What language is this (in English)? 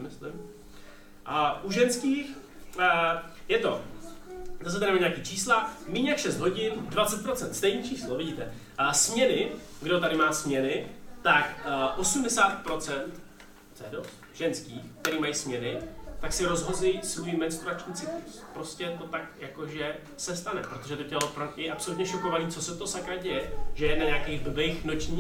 Czech